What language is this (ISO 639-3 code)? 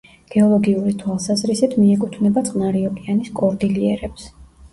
kat